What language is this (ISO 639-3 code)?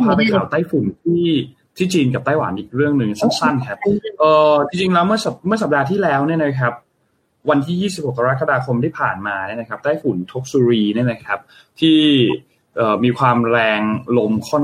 tha